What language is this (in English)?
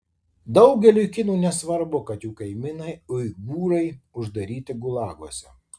Lithuanian